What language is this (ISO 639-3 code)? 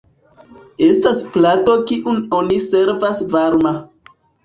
epo